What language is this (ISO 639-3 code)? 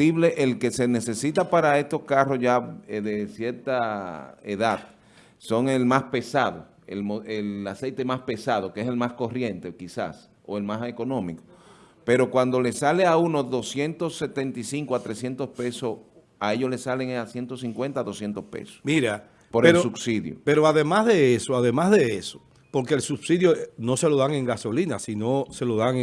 spa